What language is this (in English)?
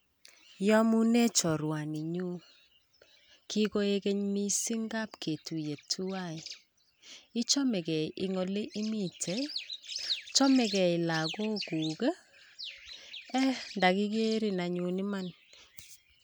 Kalenjin